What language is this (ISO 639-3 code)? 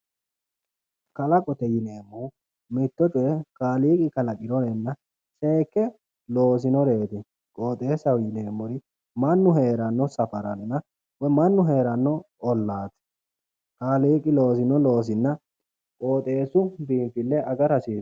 sid